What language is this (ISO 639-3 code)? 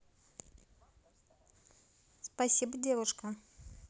rus